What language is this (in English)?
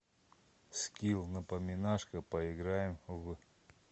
Russian